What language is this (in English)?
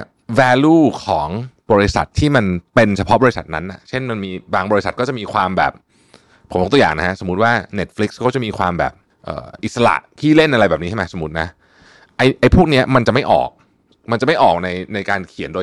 Thai